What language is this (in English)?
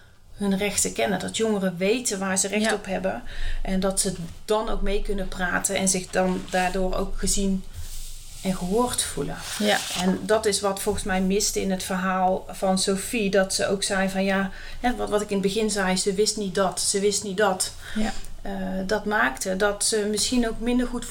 Dutch